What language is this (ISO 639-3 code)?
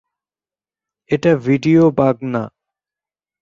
ben